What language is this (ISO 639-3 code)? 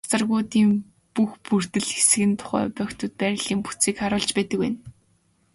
mon